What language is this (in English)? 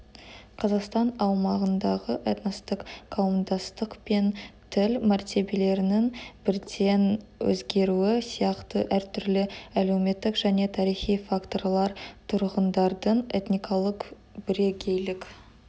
Kazakh